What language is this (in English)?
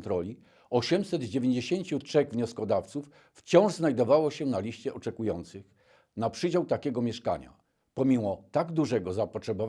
Polish